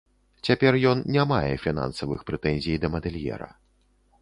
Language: Belarusian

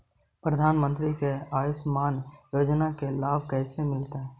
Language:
Magahi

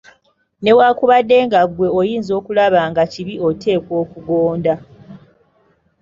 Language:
Ganda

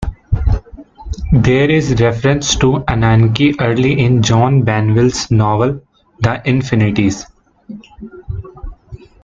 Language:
English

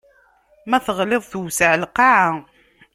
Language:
Kabyle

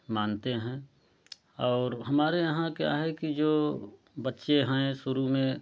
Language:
Hindi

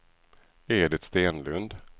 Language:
Swedish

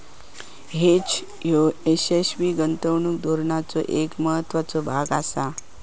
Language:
Marathi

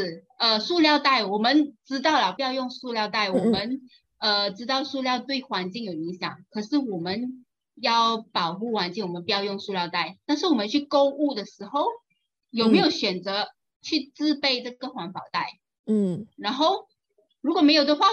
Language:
Chinese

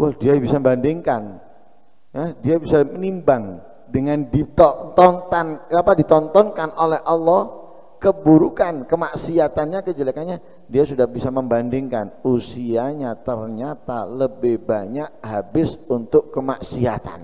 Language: Indonesian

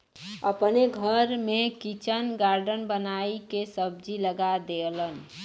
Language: Bhojpuri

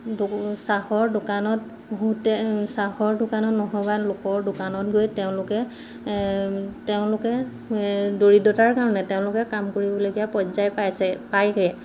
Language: Assamese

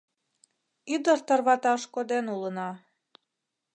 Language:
Mari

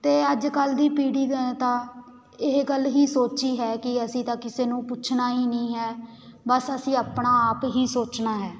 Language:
Punjabi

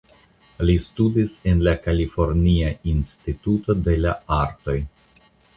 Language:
Esperanto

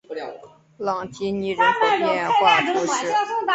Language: Chinese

